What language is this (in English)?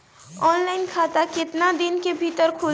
Bhojpuri